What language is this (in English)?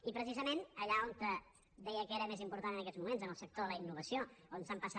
Catalan